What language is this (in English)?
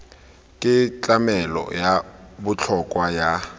Tswana